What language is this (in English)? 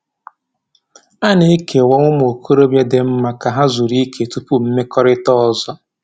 Igbo